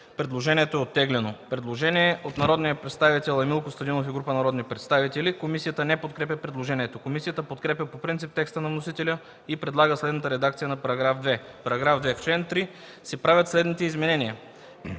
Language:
Bulgarian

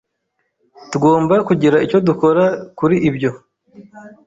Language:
Kinyarwanda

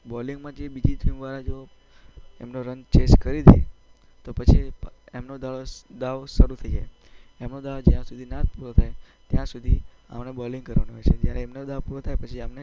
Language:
Gujarati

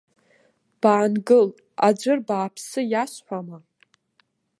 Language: Abkhazian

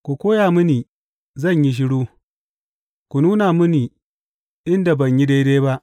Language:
Hausa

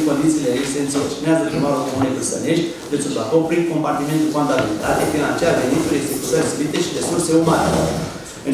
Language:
Romanian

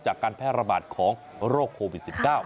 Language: Thai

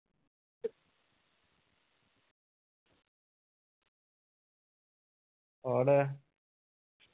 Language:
Punjabi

